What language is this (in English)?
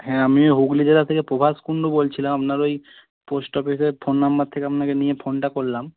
Bangla